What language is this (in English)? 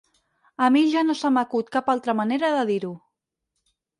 Catalan